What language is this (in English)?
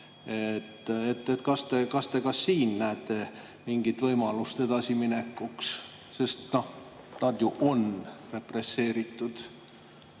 Estonian